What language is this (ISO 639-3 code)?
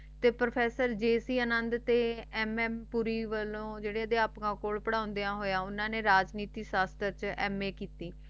pan